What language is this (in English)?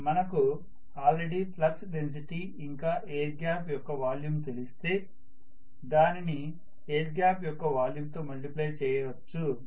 Telugu